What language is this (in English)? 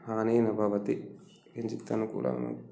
Sanskrit